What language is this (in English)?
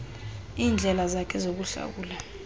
Xhosa